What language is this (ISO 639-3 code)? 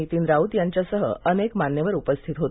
mar